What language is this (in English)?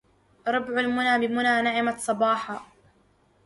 Arabic